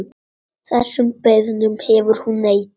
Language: Icelandic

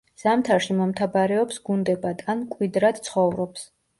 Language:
Georgian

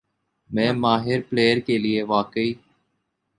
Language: Urdu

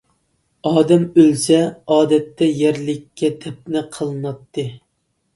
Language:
Uyghur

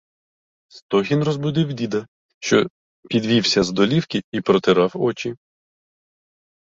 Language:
Ukrainian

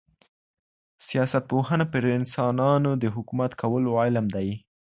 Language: Pashto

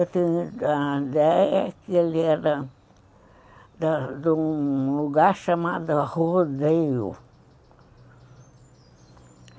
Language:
Portuguese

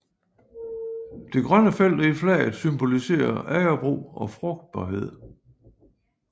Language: Danish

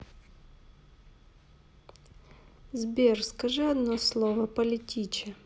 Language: Russian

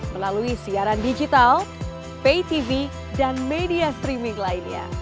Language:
Indonesian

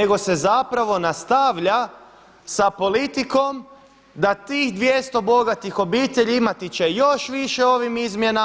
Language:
Croatian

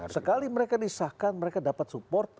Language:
Indonesian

